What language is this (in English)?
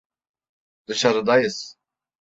Turkish